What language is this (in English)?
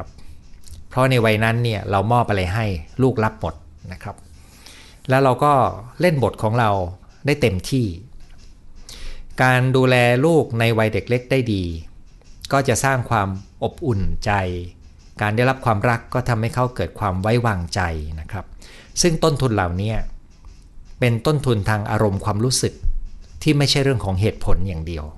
Thai